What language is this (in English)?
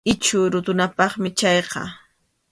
Arequipa-La Unión Quechua